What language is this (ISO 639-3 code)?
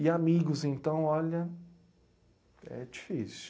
por